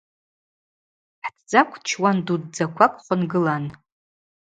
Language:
Abaza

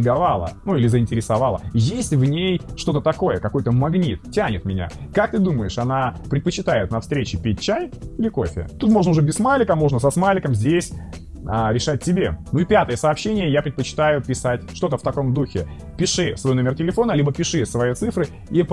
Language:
Russian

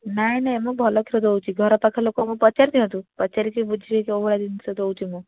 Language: Odia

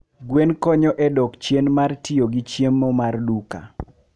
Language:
Luo (Kenya and Tanzania)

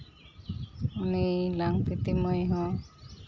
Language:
Santali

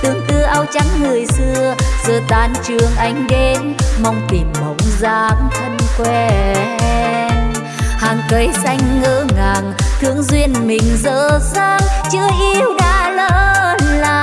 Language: Vietnamese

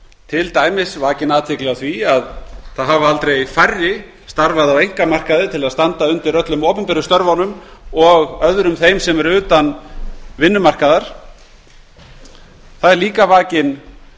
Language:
Icelandic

